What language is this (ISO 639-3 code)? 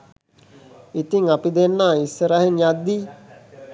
sin